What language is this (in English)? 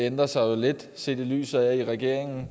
Danish